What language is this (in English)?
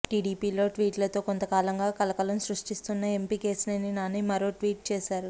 Telugu